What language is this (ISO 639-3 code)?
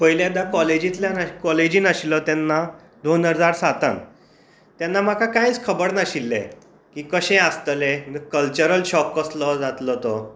kok